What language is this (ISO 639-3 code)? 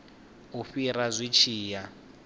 ven